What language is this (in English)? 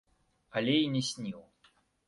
Belarusian